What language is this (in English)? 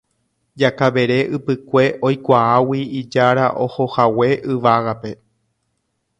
Guarani